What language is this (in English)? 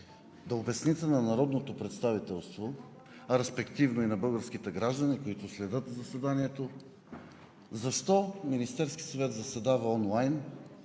Bulgarian